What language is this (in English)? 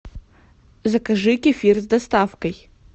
Russian